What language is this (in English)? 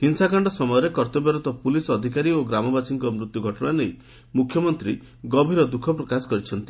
Odia